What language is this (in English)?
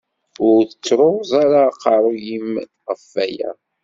Kabyle